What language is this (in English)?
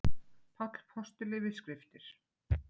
Icelandic